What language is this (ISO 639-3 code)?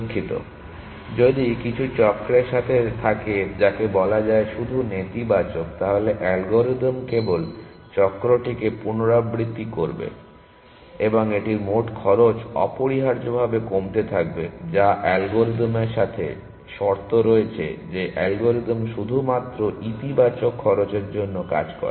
ben